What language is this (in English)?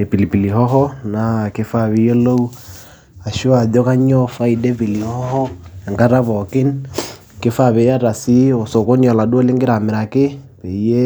Masai